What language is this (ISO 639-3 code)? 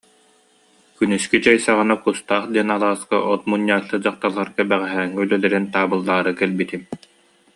sah